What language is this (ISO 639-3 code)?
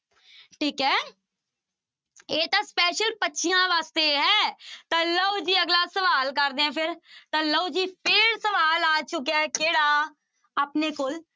pan